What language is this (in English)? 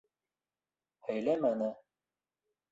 Bashkir